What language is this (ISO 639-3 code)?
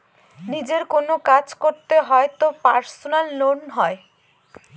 ben